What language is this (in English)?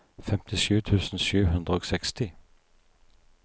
Norwegian